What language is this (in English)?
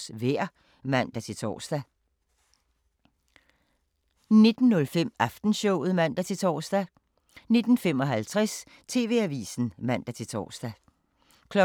Danish